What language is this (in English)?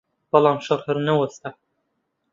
Central Kurdish